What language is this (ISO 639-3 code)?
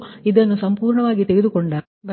kan